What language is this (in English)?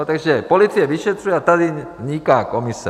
Czech